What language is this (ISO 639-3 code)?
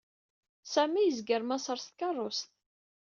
kab